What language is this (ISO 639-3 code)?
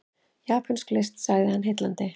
isl